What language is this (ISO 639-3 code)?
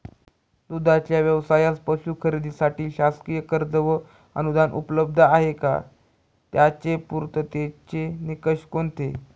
mar